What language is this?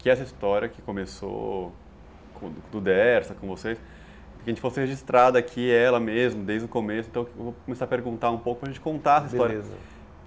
Portuguese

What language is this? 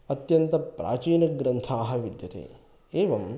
Sanskrit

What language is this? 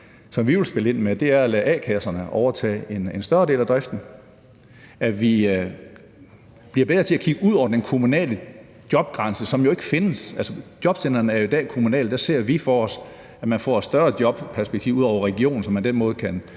Danish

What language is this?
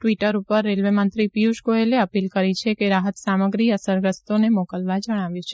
Gujarati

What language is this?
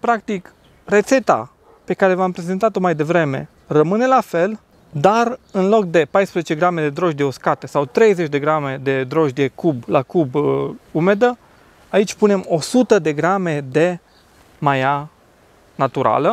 Romanian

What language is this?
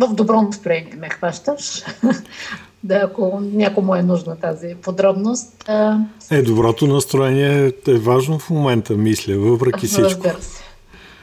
Bulgarian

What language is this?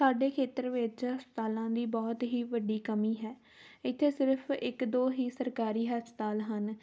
Punjabi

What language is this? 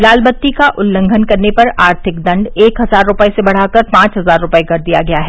Hindi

